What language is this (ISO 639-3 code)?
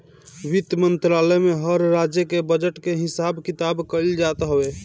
bho